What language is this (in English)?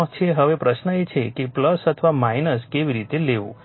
Gujarati